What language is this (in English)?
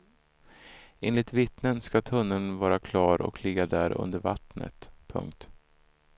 Swedish